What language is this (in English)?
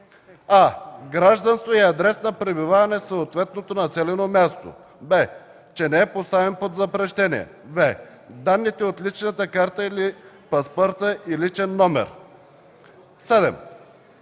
Bulgarian